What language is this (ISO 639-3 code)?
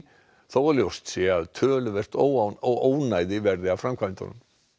isl